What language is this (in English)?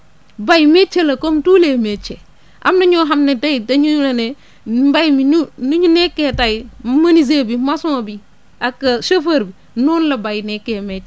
Wolof